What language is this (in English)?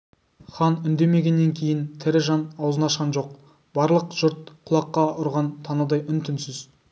Kazakh